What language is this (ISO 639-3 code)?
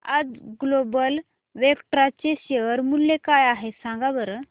mar